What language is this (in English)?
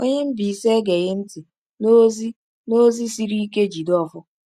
Igbo